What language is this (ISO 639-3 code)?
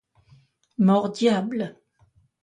fra